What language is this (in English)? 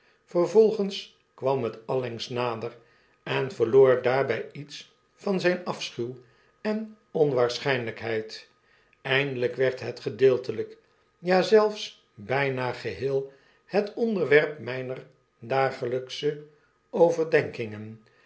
Dutch